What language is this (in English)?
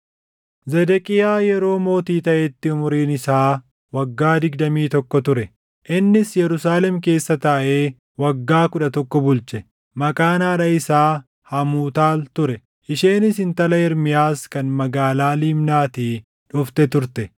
Oromo